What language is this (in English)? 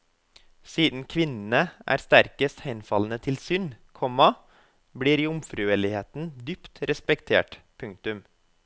Norwegian